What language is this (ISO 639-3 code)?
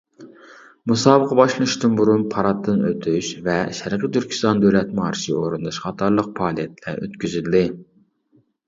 uig